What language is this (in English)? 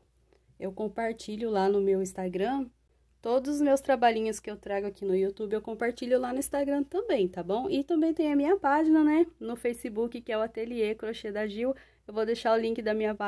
Portuguese